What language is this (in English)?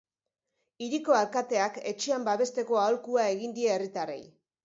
Basque